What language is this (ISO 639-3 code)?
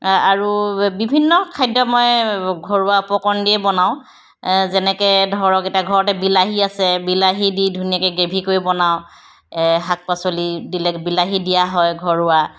asm